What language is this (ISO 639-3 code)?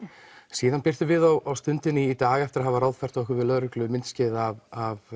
isl